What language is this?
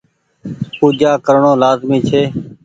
Goaria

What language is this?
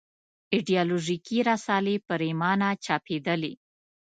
Pashto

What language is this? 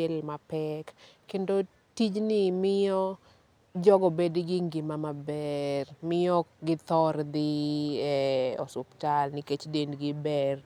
Luo (Kenya and Tanzania)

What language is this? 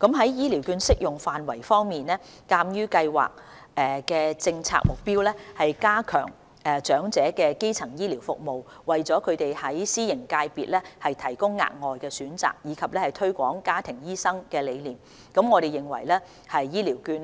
Cantonese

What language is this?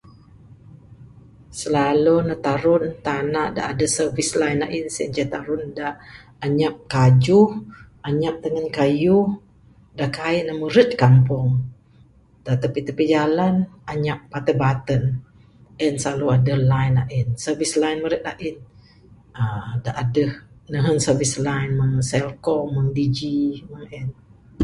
Bukar-Sadung Bidayuh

